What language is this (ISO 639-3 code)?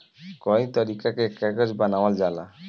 bho